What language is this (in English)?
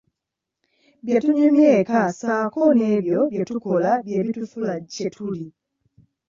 Ganda